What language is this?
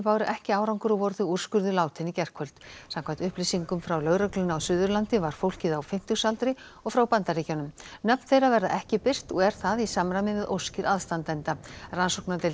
Icelandic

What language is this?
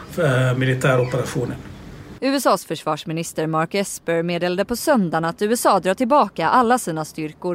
Swedish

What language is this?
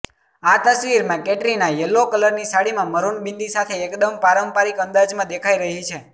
Gujarati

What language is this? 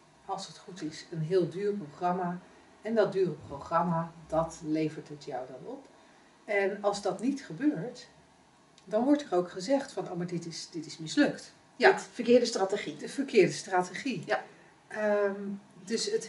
Dutch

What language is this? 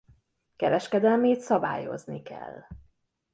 Hungarian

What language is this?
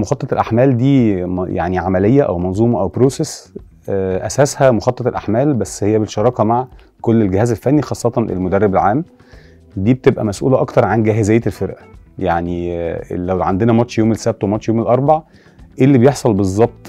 Arabic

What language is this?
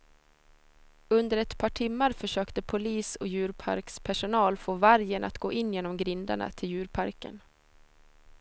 Swedish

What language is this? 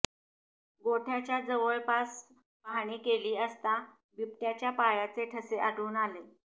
Marathi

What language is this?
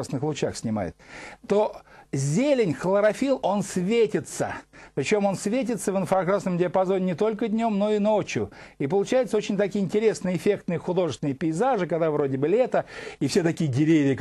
Russian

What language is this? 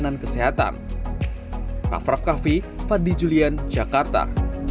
Indonesian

